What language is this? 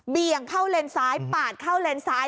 Thai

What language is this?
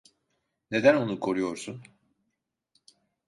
Turkish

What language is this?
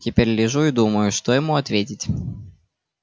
Russian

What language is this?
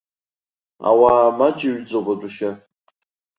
Abkhazian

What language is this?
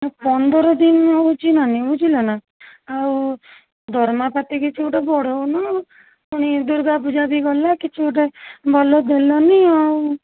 Odia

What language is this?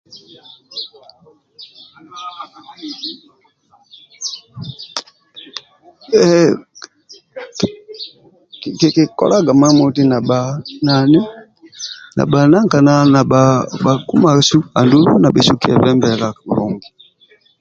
Amba (Uganda)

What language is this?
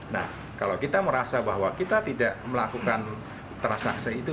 Indonesian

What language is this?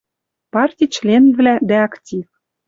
Western Mari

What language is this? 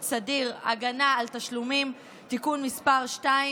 Hebrew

